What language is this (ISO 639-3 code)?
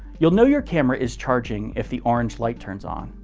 eng